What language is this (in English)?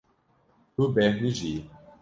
Kurdish